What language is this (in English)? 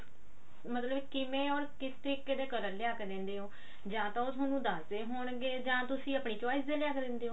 Punjabi